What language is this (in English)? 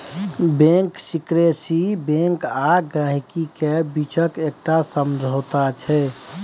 Maithili